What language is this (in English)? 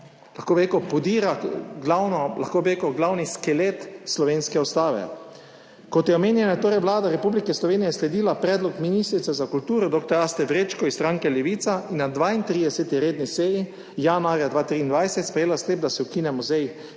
Slovenian